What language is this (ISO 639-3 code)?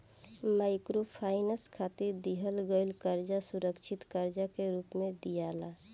bho